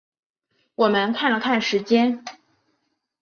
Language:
Chinese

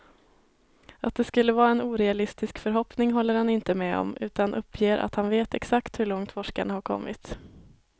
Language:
Swedish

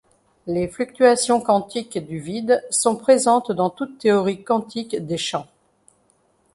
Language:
French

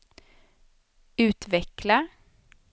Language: Swedish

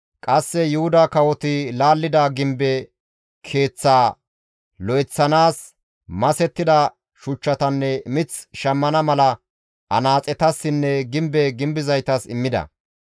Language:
Gamo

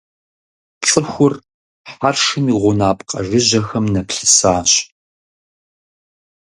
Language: Kabardian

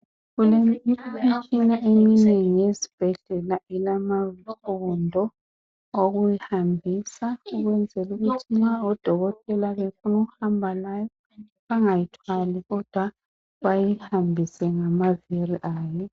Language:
North Ndebele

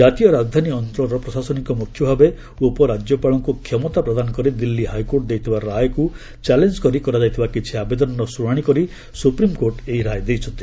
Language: Odia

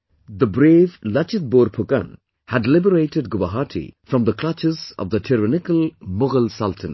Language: English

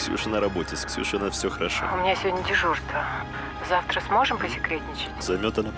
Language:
Russian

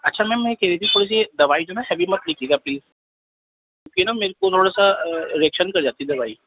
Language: Urdu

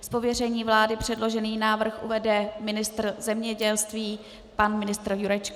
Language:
Czech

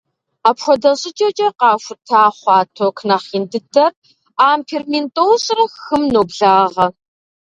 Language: Kabardian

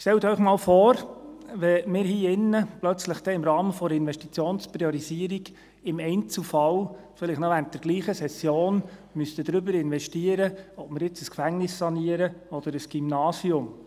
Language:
Swiss German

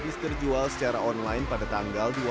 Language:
Indonesian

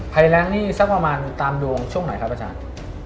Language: Thai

